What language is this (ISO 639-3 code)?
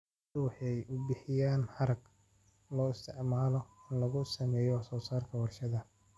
som